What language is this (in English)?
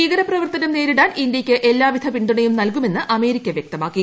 Malayalam